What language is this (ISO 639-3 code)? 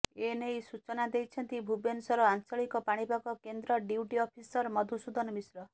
ori